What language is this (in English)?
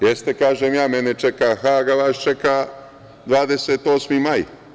Serbian